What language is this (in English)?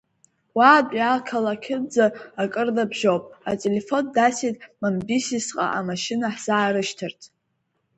Abkhazian